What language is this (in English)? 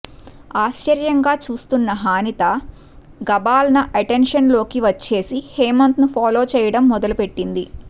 Telugu